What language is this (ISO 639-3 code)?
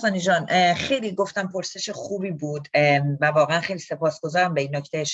fas